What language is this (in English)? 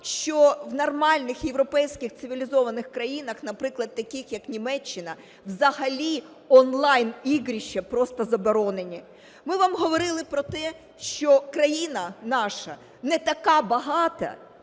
Ukrainian